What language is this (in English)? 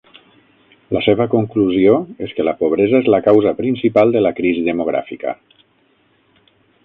Catalan